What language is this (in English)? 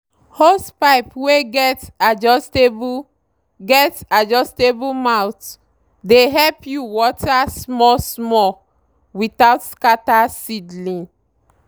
Nigerian Pidgin